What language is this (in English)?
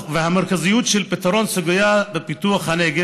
Hebrew